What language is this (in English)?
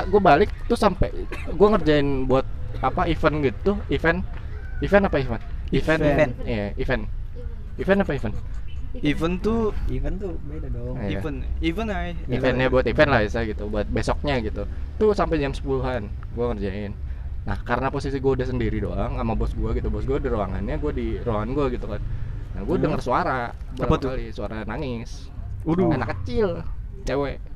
Indonesian